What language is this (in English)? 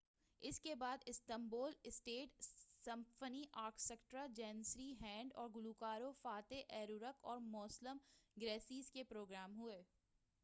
Urdu